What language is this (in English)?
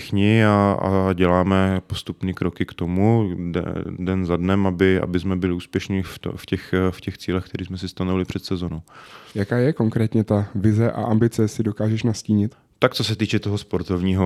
Czech